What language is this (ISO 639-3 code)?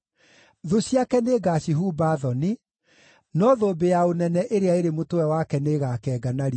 kik